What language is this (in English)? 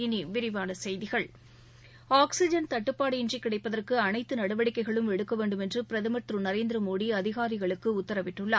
Tamil